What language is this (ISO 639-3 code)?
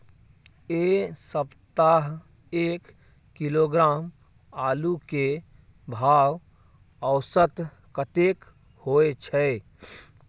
mai